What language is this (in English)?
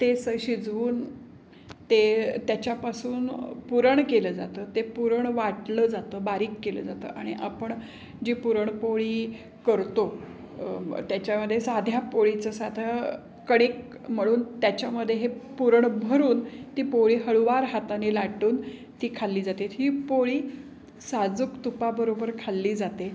Marathi